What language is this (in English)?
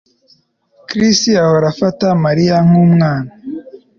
Kinyarwanda